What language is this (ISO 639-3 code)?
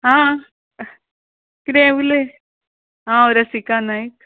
kok